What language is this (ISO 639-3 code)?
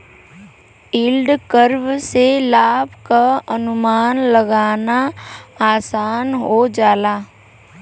bho